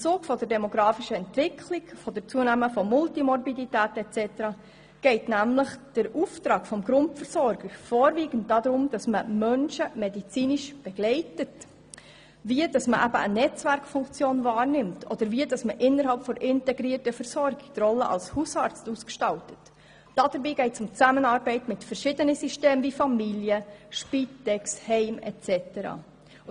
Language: Swiss German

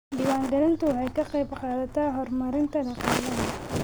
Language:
Somali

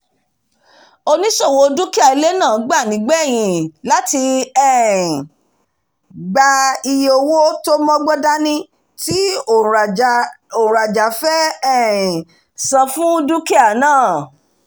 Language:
Yoruba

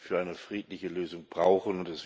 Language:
German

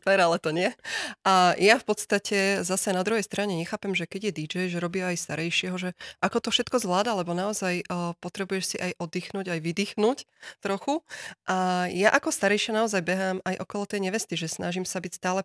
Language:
Slovak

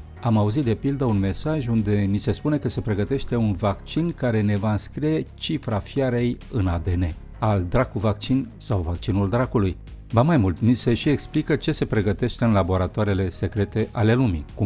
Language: Romanian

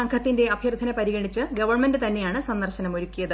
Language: Malayalam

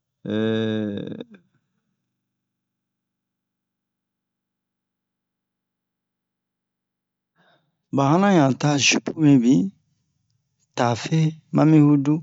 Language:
Bomu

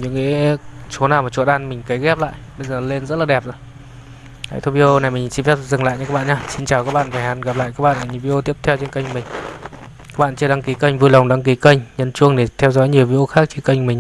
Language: Vietnamese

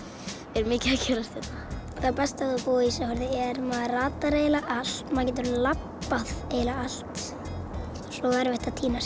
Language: Icelandic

